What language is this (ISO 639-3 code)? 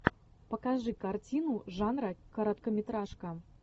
rus